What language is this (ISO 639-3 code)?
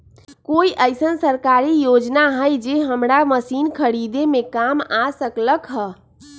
mag